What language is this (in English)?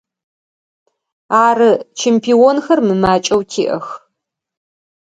Adyghe